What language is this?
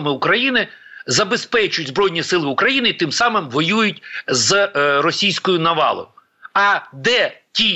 Ukrainian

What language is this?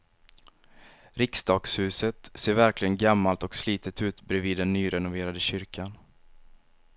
Swedish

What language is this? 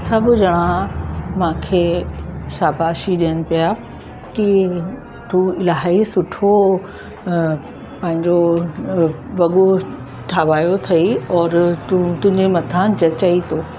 Sindhi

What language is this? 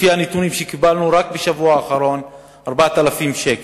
Hebrew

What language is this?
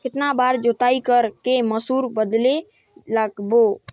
Chhattisgarhi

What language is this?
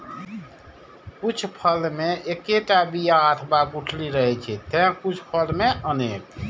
Maithili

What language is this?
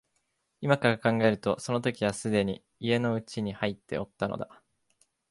Japanese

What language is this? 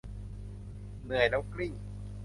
Thai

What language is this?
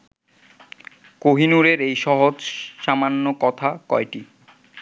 Bangla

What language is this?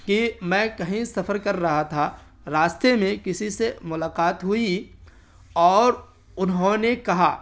Urdu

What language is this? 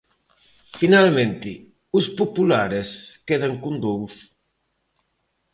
Galician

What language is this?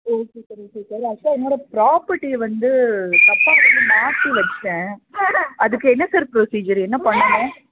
Tamil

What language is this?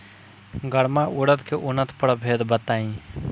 Bhojpuri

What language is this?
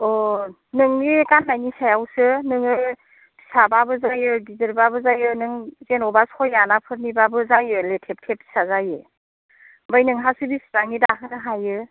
Bodo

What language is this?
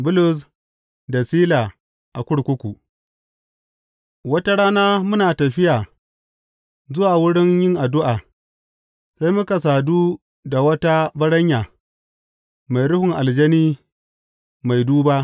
Hausa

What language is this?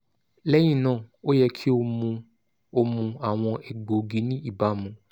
Yoruba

